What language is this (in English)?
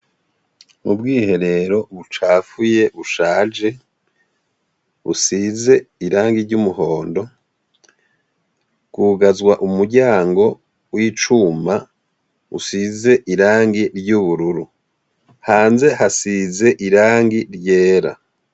Rundi